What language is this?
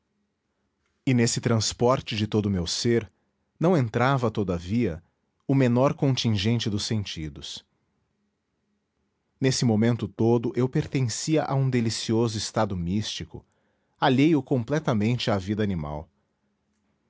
Portuguese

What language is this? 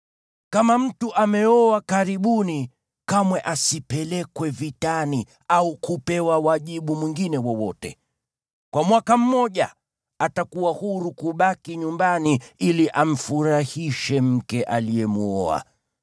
Swahili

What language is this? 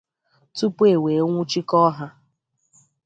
Igbo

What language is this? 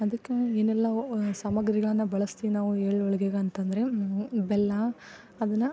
Kannada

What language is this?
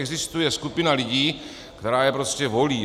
Czech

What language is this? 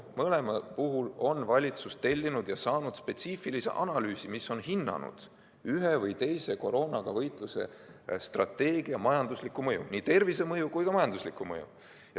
Estonian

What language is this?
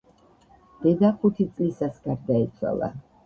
Georgian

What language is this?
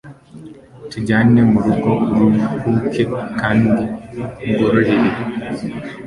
Kinyarwanda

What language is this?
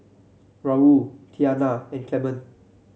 English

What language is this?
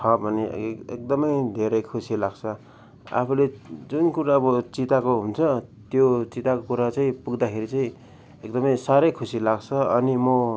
Nepali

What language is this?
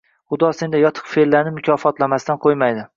Uzbek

